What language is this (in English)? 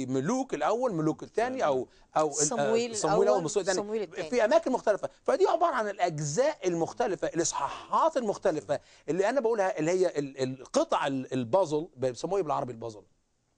Arabic